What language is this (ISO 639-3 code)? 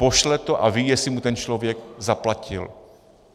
ces